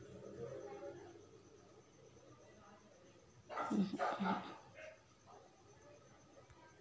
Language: Marathi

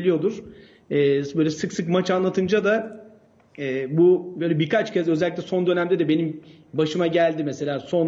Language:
Turkish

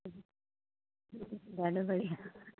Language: Sindhi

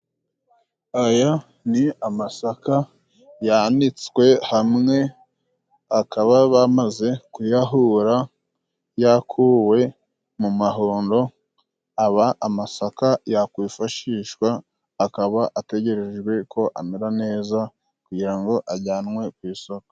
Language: Kinyarwanda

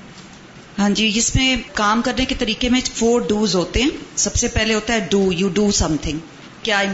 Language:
Urdu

